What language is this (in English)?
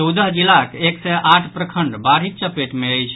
Maithili